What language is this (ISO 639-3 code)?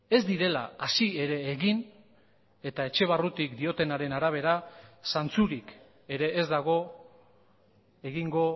eus